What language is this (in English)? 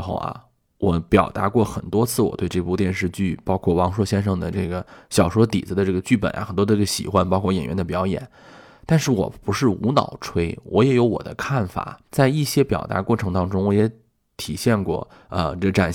Chinese